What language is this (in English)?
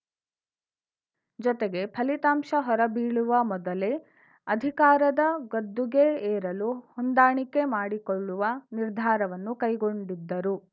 Kannada